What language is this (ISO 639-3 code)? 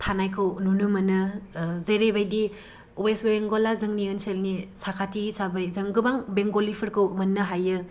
brx